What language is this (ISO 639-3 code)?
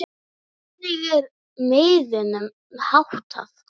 isl